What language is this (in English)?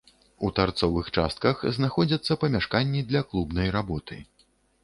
Belarusian